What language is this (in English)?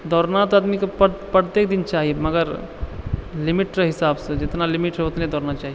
Maithili